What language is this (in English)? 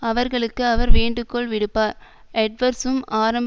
Tamil